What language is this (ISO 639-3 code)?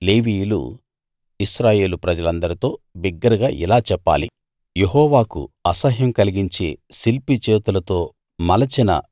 tel